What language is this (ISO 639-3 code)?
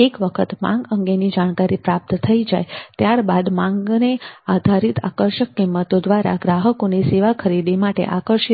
guj